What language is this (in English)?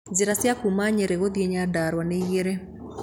Kikuyu